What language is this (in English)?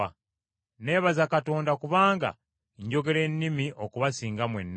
Ganda